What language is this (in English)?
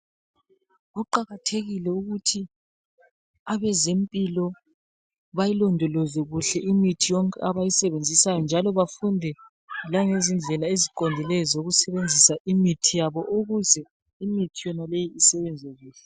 North Ndebele